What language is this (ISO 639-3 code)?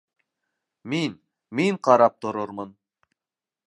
bak